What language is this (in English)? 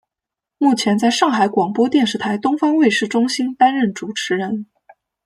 Chinese